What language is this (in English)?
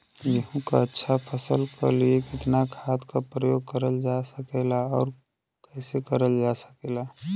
Bhojpuri